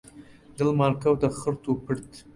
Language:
Central Kurdish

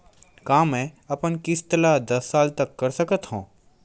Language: Chhattisgarhi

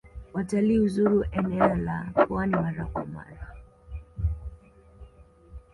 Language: Swahili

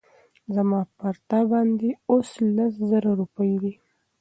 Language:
Pashto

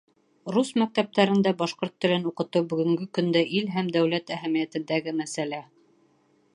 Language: Bashkir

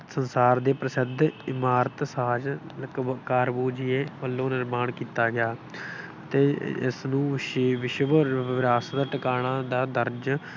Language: Punjabi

